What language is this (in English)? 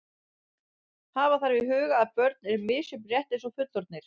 Icelandic